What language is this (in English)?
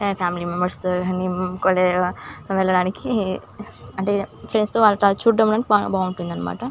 Telugu